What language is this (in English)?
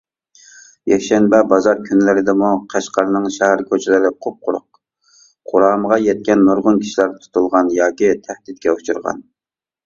Uyghur